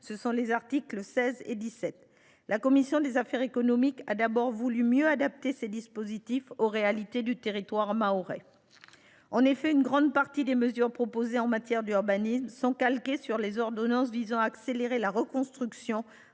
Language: French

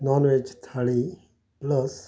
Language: Konkani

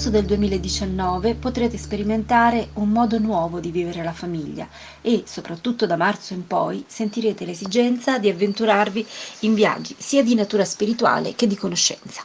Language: Italian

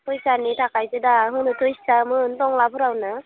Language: Bodo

